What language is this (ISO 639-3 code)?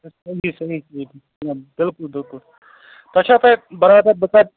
kas